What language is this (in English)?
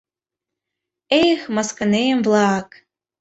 Mari